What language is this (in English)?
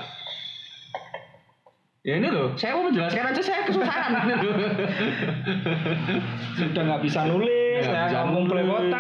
Indonesian